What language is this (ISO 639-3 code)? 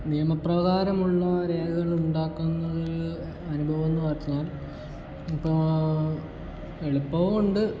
mal